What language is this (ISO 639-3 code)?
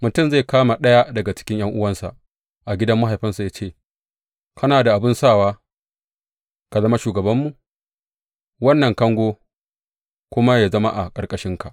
hau